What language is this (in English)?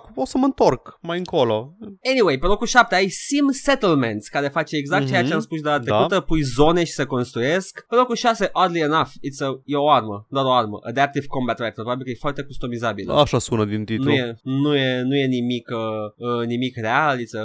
Romanian